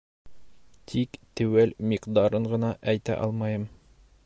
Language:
Bashkir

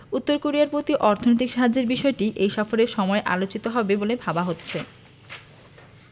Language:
Bangla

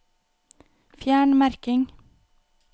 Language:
Norwegian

